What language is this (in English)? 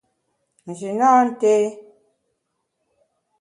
Bamun